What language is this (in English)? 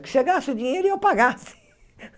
Portuguese